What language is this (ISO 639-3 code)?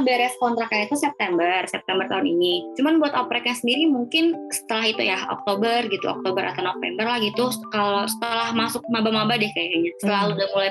ind